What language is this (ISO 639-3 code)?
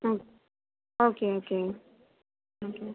tam